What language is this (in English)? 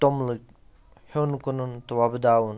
Kashmiri